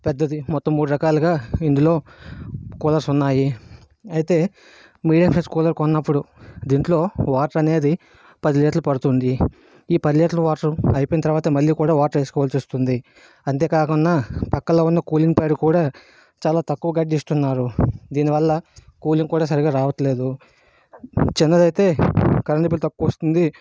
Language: Telugu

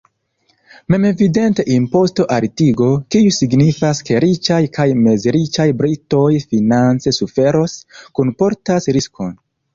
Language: Esperanto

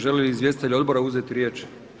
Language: Croatian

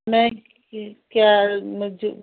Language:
Hindi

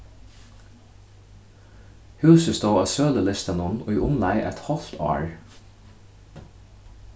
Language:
Faroese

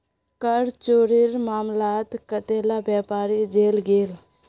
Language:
Magahi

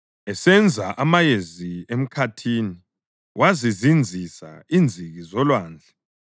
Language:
North Ndebele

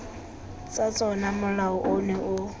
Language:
Tswana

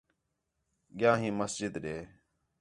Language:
Khetrani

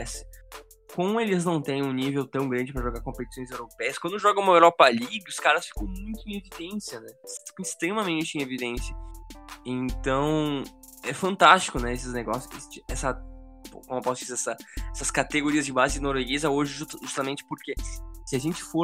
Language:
Portuguese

